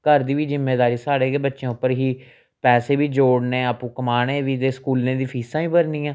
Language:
Dogri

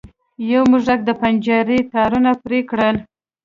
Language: Pashto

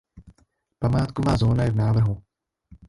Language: Czech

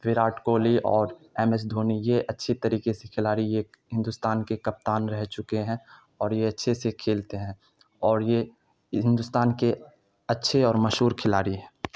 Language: Urdu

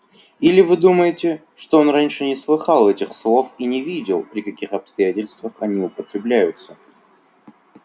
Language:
Russian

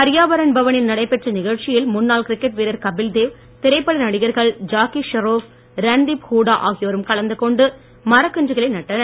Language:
Tamil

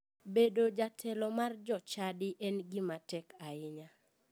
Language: Luo (Kenya and Tanzania)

